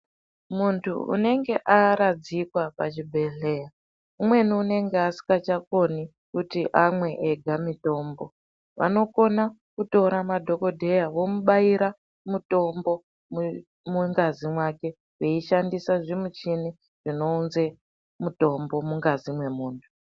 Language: Ndau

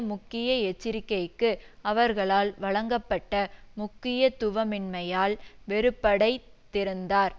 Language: Tamil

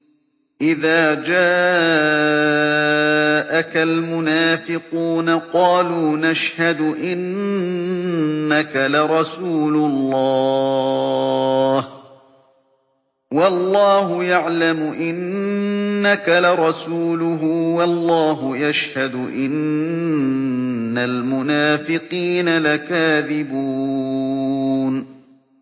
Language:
Arabic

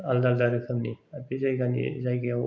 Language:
Bodo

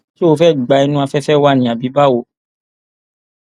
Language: Yoruba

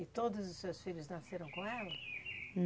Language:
Portuguese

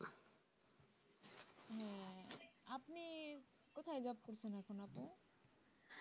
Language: Bangla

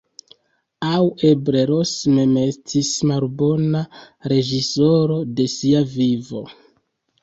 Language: Esperanto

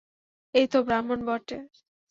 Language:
Bangla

